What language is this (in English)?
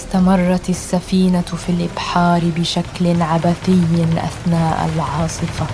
Arabic